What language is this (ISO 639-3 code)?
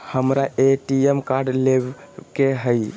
mag